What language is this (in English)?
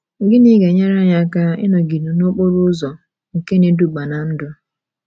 Igbo